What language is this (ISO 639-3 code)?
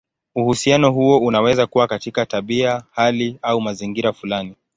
swa